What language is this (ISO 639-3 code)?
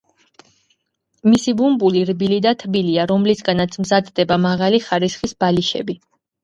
kat